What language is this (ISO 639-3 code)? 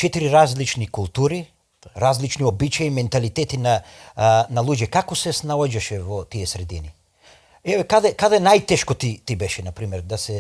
mkd